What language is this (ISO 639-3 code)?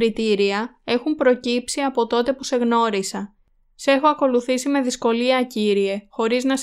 ell